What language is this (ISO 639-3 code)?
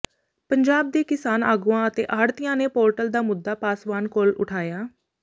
pan